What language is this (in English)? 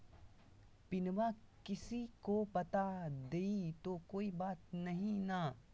Magahi